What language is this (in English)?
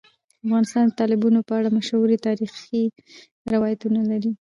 Pashto